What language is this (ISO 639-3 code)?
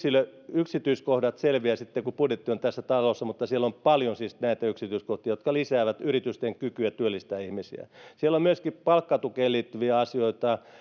fin